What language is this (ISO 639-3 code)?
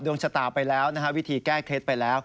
tha